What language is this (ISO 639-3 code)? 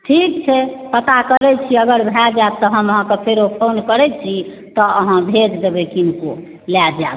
mai